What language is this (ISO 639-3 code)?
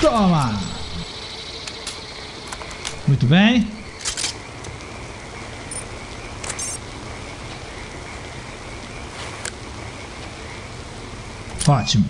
por